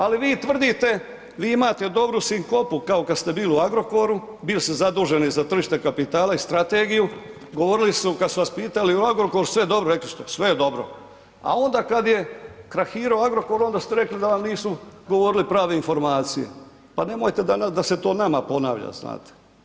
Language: Croatian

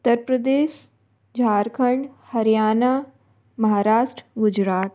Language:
Hindi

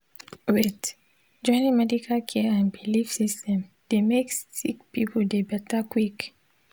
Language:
Nigerian Pidgin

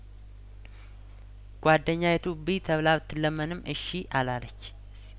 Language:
Amharic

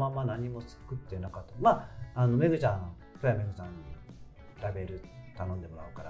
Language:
Japanese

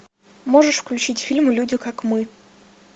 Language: Russian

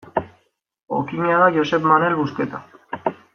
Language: Basque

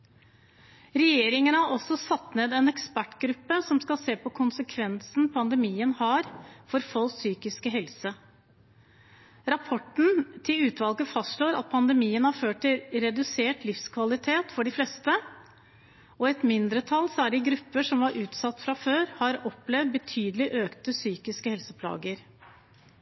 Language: Norwegian Bokmål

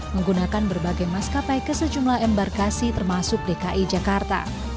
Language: Indonesian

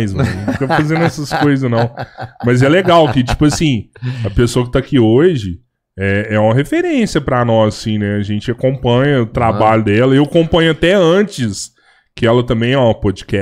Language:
Portuguese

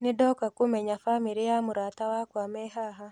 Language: Kikuyu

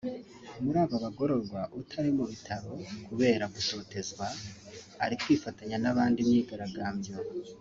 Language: Kinyarwanda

